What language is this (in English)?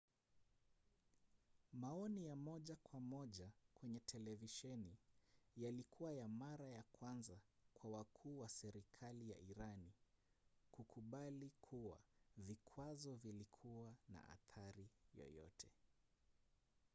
Swahili